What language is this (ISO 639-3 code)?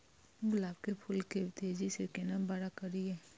mai